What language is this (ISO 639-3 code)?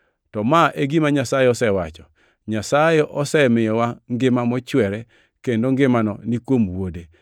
luo